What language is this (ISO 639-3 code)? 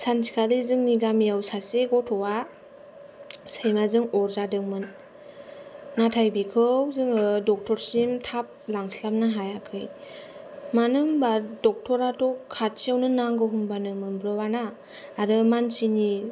brx